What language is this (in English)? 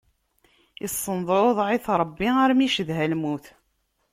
Kabyle